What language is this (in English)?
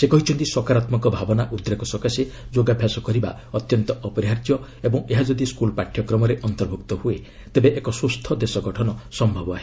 Odia